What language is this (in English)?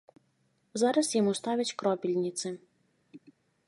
Belarusian